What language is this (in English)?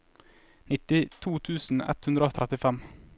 Norwegian